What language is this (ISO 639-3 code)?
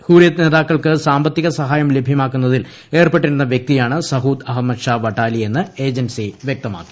mal